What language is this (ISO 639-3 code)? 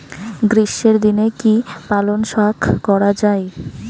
ben